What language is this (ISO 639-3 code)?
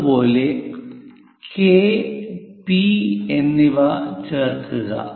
mal